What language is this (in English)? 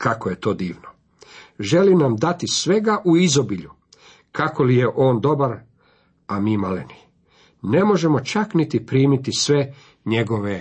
Croatian